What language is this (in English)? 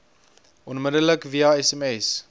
Afrikaans